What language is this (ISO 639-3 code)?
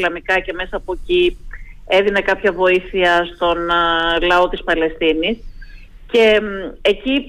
ell